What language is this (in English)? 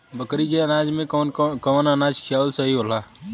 Bhojpuri